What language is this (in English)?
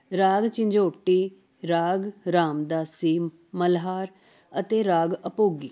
Punjabi